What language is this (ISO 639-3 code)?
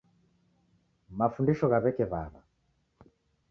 dav